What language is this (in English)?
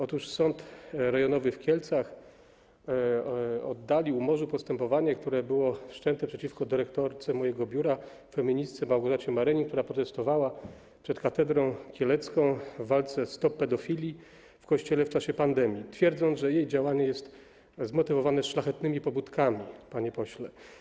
Polish